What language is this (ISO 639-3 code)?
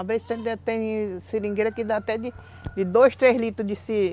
por